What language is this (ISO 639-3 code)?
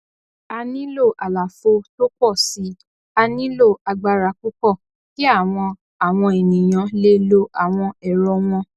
yor